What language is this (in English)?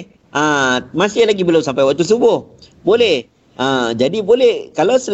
Malay